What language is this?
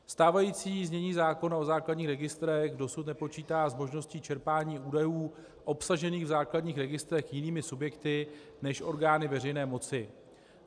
Czech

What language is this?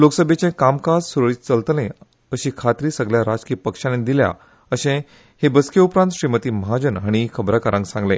Konkani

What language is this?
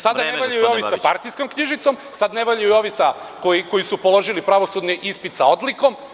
Serbian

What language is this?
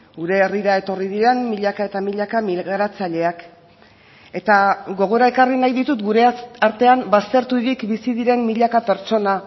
Basque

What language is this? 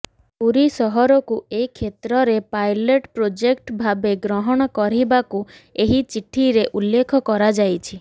Odia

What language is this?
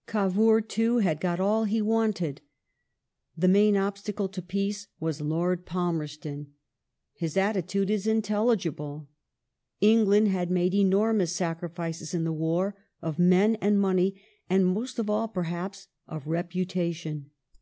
English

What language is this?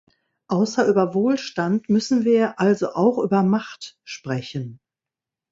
German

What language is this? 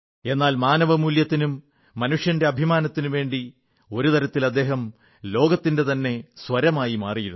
Malayalam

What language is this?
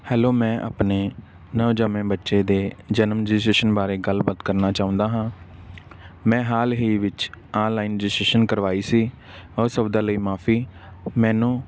Punjabi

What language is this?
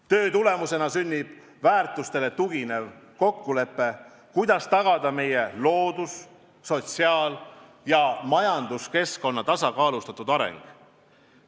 Estonian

